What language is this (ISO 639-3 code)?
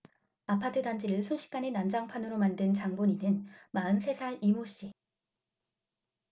kor